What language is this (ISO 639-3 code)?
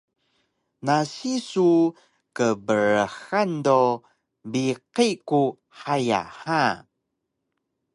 trv